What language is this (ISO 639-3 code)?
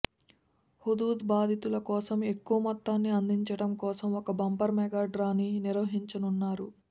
tel